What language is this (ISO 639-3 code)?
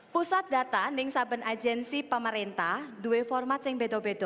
ind